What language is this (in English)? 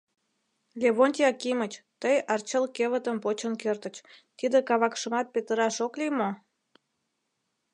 Mari